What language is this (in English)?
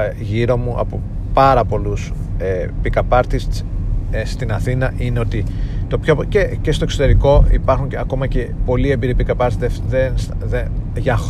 Greek